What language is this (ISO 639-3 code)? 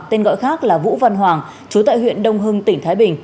vie